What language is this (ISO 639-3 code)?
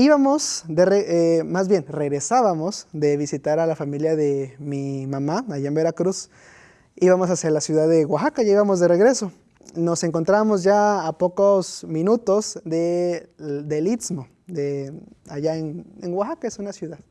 spa